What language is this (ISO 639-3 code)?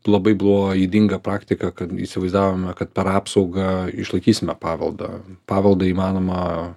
lit